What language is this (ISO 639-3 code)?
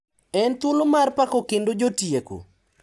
luo